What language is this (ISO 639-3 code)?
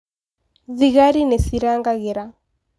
kik